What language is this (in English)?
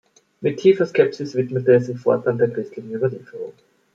German